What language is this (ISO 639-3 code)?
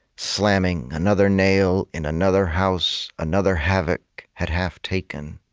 eng